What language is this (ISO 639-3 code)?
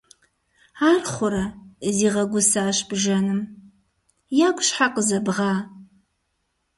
kbd